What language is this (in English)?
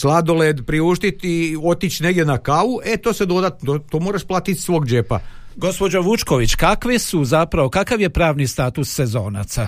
Croatian